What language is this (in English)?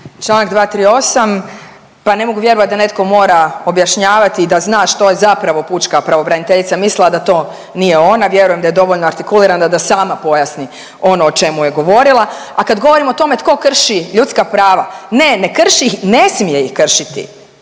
Croatian